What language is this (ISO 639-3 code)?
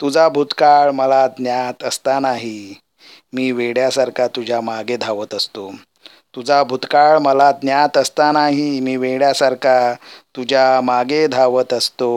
mar